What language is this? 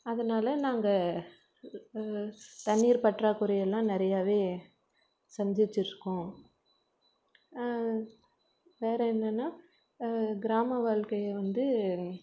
Tamil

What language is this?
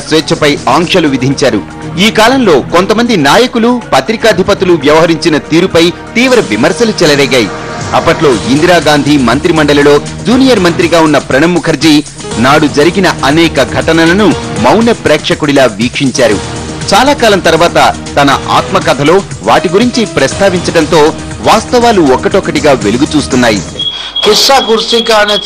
Romanian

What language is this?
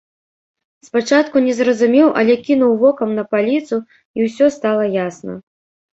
Belarusian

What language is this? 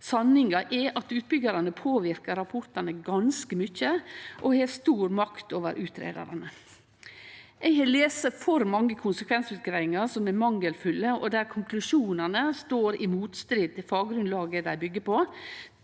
Norwegian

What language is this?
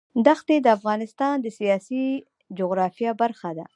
Pashto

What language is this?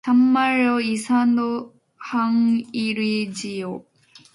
Korean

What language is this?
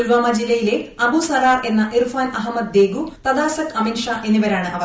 Malayalam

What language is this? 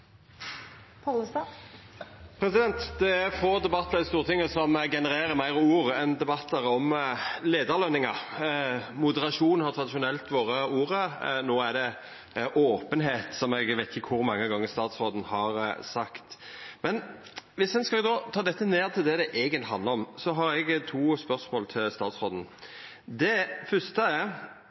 Norwegian Nynorsk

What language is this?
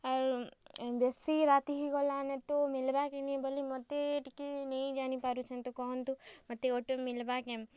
Odia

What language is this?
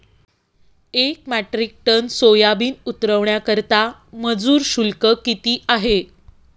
Marathi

